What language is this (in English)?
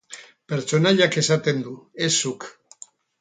Basque